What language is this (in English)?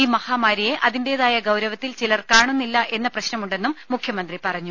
Malayalam